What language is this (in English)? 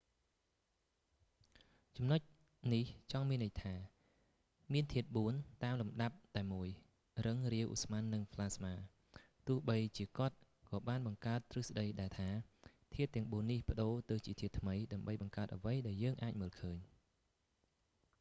Khmer